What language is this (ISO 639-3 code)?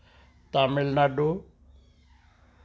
pan